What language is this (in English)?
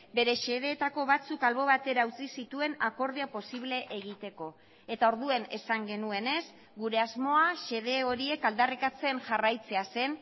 Basque